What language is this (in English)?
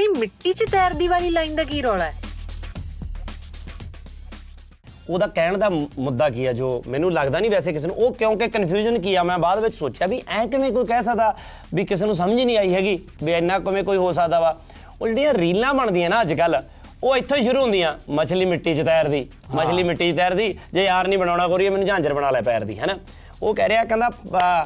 Punjabi